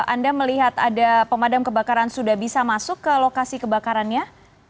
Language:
Indonesian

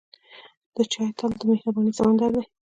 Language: Pashto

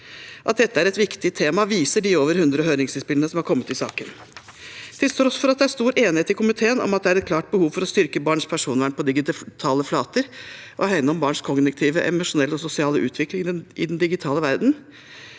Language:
Norwegian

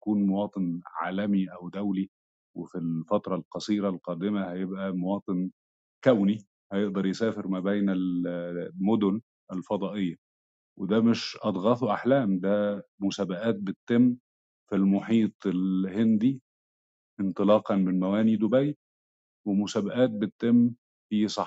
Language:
Arabic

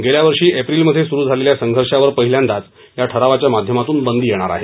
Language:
Marathi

